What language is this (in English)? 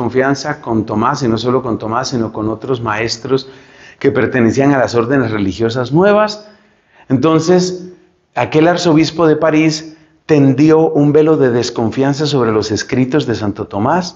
Spanish